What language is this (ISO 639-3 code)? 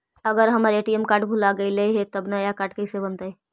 mag